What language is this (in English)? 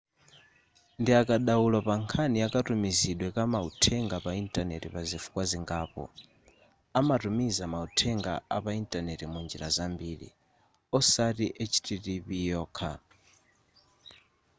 Nyanja